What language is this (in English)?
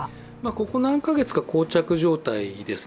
Japanese